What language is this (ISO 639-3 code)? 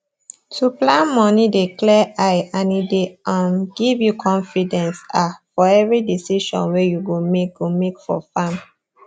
pcm